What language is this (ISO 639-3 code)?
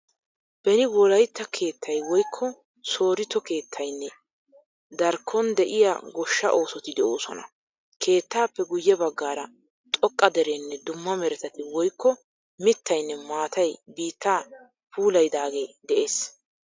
wal